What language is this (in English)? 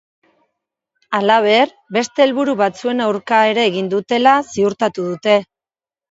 Basque